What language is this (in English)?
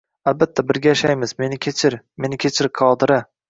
Uzbek